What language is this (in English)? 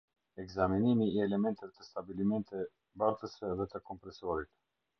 Albanian